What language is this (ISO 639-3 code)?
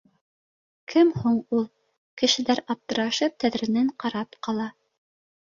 bak